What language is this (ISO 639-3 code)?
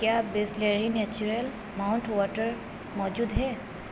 urd